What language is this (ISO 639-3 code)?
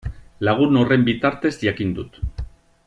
eus